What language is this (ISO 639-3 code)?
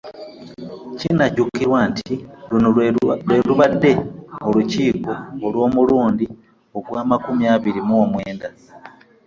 lug